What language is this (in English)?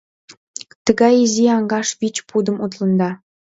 Mari